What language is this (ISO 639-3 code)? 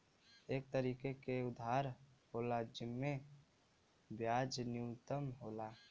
bho